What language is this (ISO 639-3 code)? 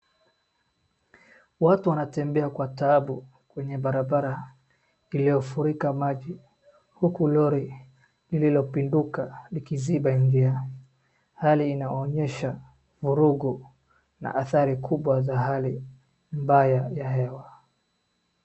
swa